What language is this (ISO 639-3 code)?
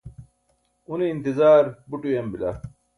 bsk